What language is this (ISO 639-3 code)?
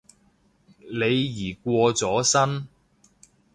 yue